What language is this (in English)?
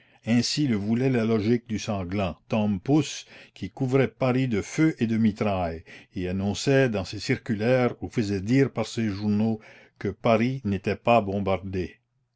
French